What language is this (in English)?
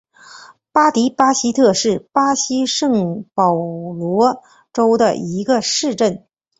Chinese